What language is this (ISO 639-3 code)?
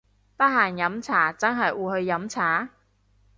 yue